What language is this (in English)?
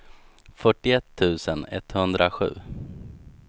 Swedish